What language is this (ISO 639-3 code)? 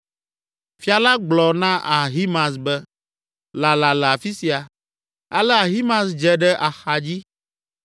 ewe